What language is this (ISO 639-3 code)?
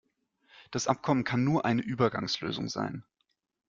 deu